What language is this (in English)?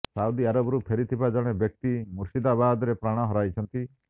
Odia